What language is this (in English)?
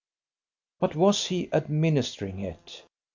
English